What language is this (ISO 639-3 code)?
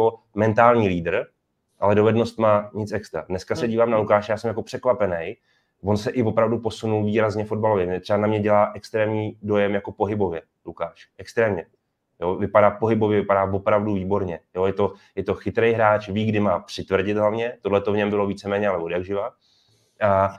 ces